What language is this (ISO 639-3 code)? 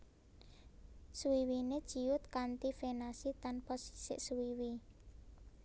jav